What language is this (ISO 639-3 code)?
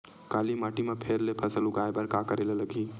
hne